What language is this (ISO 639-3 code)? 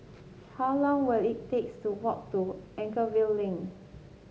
eng